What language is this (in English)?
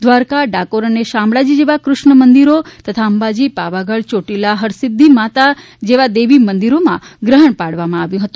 Gujarati